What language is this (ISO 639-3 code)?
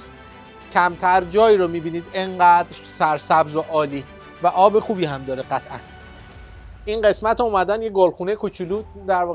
fas